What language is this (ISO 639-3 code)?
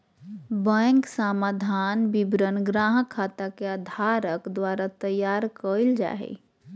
mag